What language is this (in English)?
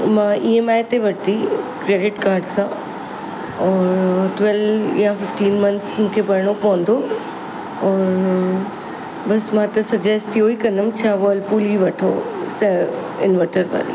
Sindhi